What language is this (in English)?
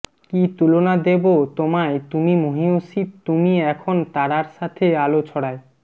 Bangla